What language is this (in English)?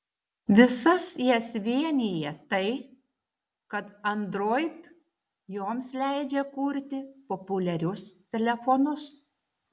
Lithuanian